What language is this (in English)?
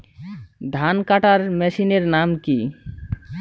Bangla